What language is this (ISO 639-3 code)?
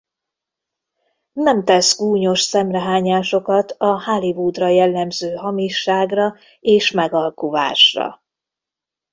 hun